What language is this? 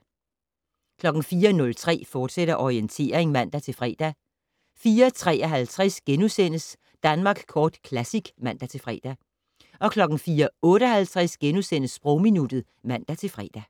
Danish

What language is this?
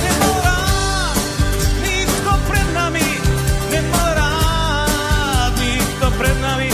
Slovak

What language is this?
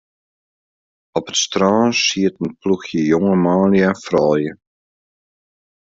Western Frisian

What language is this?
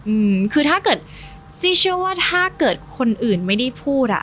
Thai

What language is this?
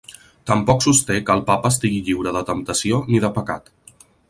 Catalan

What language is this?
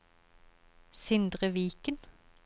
Norwegian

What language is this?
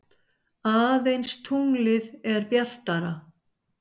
Icelandic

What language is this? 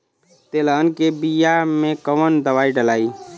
Bhojpuri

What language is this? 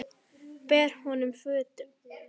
Icelandic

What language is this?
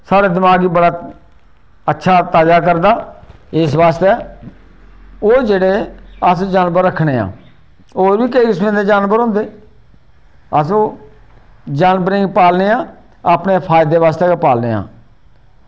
Dogri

